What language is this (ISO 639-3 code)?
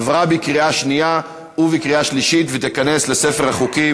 heb